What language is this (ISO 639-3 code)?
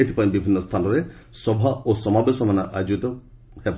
ori